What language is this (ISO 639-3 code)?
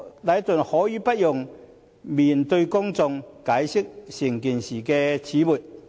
yue